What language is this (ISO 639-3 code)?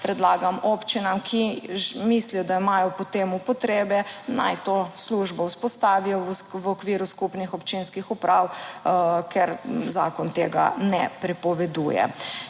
slv